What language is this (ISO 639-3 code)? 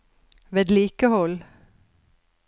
nor